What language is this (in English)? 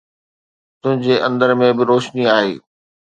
Sindhi